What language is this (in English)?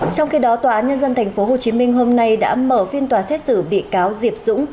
Vietnamese